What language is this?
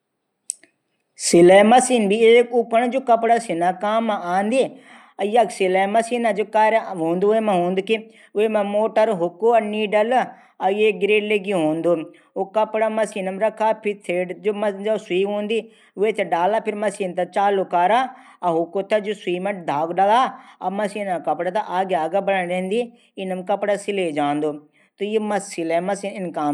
Garhwali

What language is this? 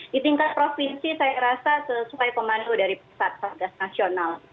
Indonesian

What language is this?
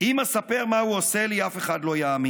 Hebrew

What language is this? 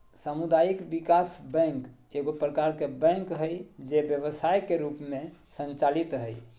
Magahi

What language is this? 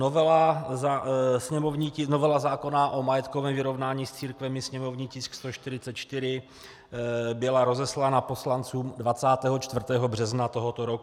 Czech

